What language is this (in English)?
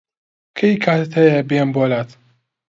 Central Kurdish